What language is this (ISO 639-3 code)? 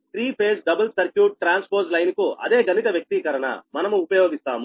tel